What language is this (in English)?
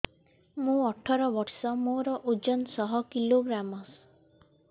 Odia